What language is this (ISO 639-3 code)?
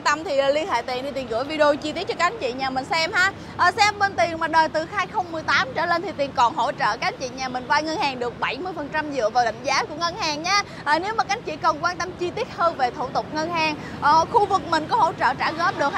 vie